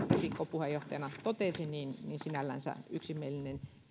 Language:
Finnish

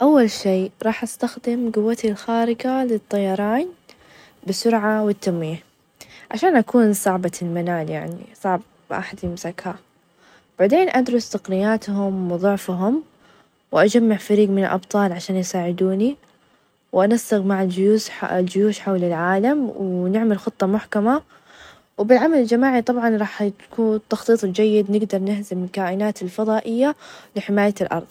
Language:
Najdi Arabic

